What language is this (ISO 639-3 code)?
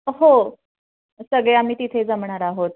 mar